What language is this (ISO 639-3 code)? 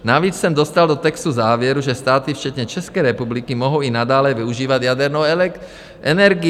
ces